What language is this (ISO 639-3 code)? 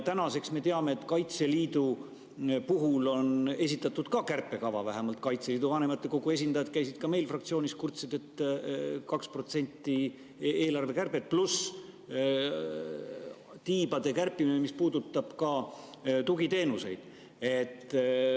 est